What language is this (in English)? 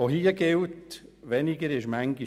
Swiss German